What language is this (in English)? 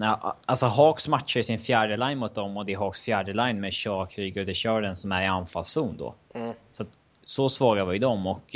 Swedish